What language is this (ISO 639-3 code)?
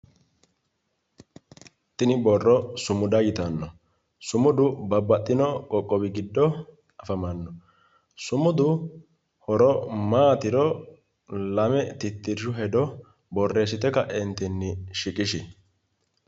sid